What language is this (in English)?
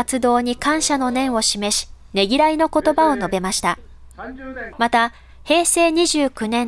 Japanese